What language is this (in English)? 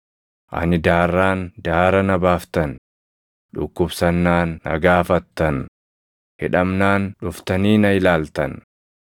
Oromo